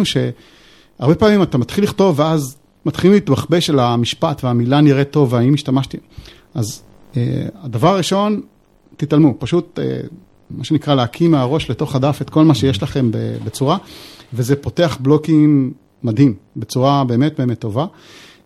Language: Hebrew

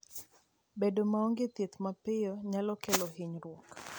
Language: Luo (Kenya and Tanzania)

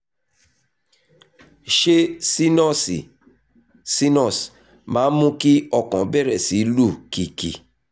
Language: Yoruba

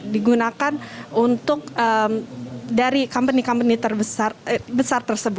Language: Indonesian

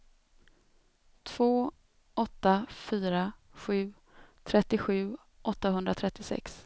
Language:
Swedish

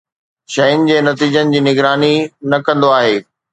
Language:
Sindhi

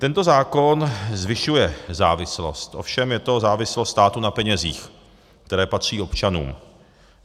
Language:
Czech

